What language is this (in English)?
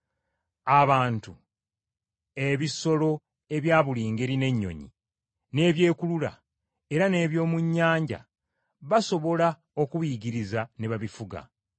Ganda